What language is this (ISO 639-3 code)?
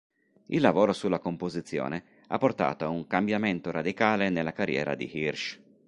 ita